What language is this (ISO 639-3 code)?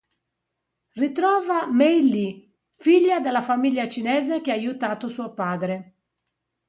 ita